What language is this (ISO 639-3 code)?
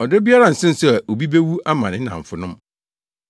aka